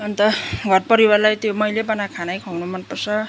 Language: Nepali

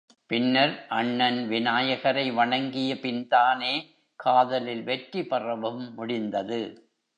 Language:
Tamil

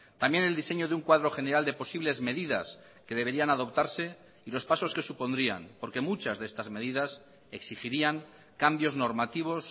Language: Spanish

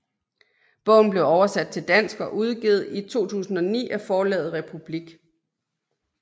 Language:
Danish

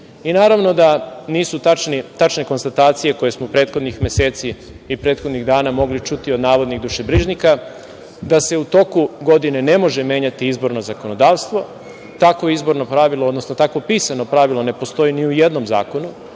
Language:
Serbian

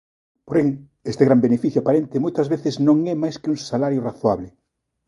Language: Galician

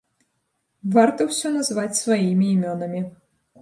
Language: Belarusian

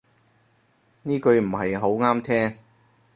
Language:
Cantonese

